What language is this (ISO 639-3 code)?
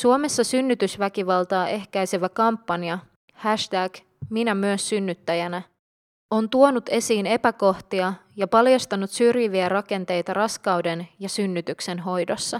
fin